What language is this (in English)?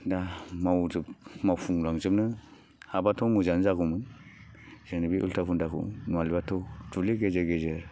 Bodo